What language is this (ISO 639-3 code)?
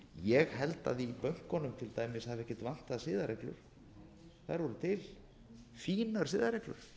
isl